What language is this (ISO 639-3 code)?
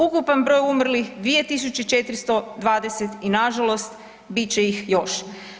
hrv